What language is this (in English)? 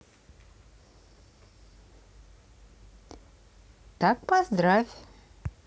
Russian